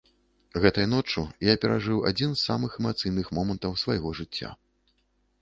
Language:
Belarusian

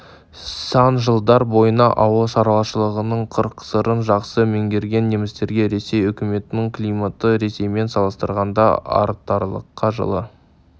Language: Kazakh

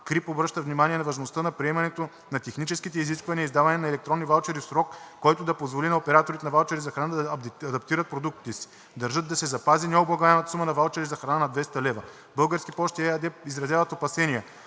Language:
Bulgarian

